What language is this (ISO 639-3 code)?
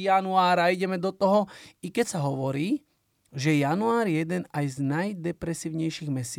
slk